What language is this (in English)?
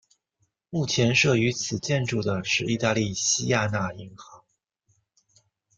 Chinese